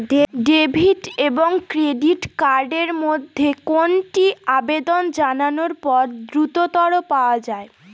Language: Bangla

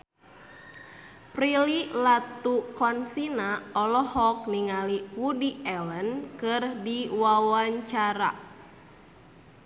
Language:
Sundanese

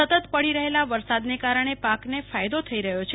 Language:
Gujarati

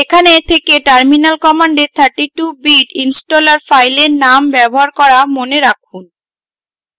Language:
Bangla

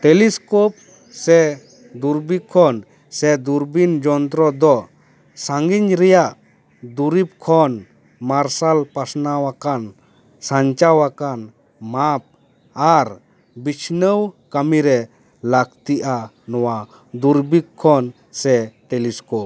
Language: Santali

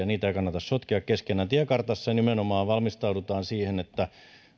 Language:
Finnish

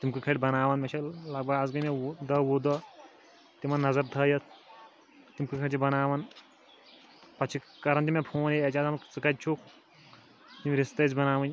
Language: Kashmiri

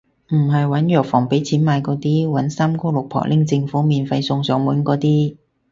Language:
Cantonese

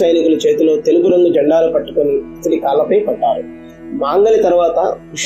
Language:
Telugu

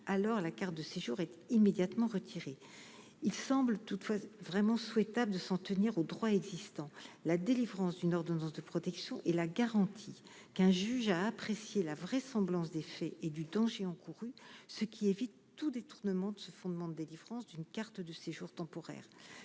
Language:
French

